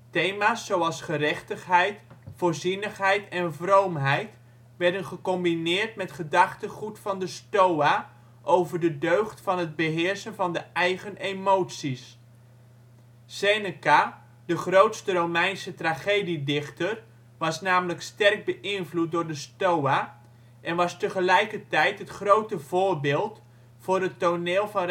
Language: Dutch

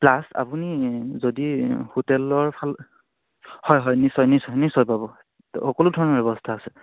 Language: Assamese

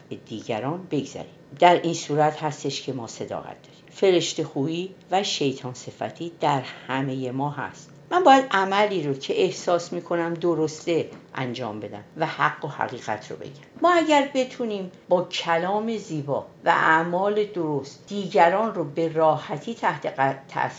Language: Persian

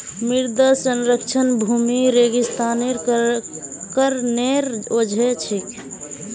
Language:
Magahi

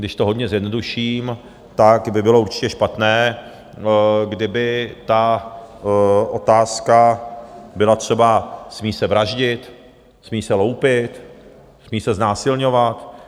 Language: Czech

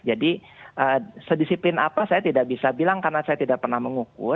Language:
Indonesian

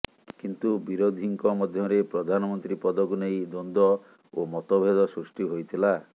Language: Odia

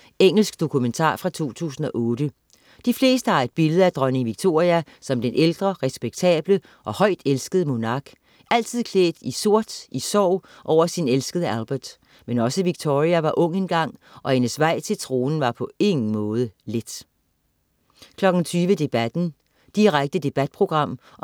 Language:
Danish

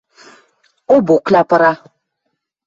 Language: Western Mari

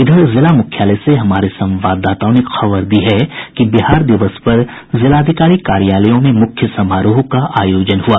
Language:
Hindi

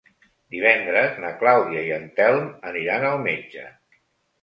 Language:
Catalan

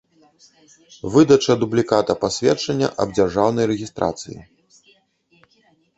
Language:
Belarusian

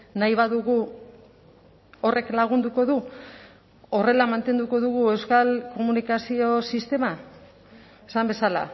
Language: Basque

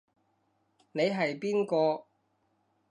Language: Cantonese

